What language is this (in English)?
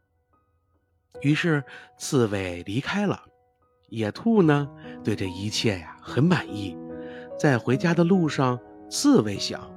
Chinese